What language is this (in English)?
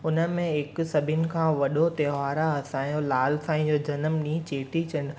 Sindhi